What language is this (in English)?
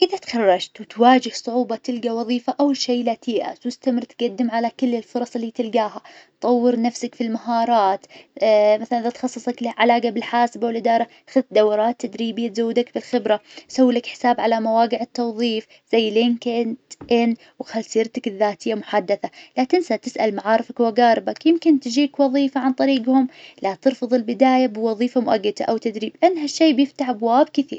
Najdi Arabic